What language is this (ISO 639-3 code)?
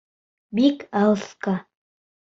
bak